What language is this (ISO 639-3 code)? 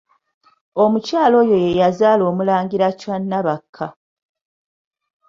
lug